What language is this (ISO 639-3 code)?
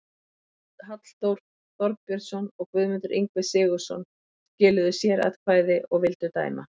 isl